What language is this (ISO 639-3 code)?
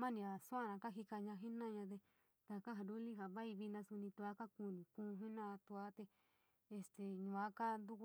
mig